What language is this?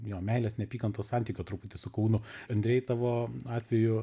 Lithuanian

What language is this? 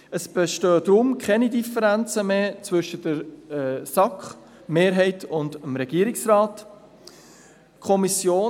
Swiss German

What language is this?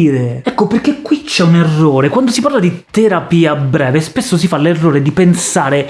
Italian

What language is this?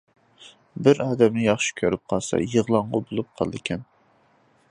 Uyghur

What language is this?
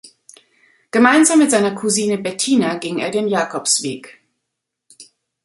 German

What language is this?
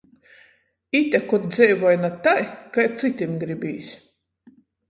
Latgalian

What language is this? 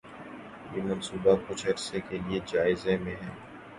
Urdu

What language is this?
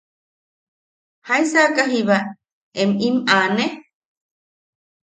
Yaqui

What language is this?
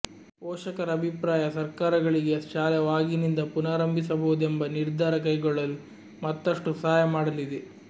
Kannada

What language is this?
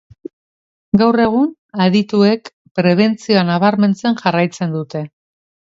Basque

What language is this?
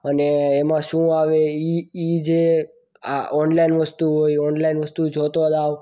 Gujarati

